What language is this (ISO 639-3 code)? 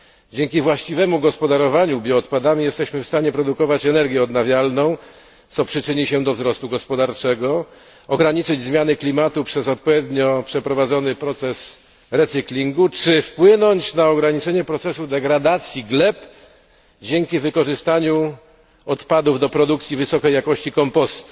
pol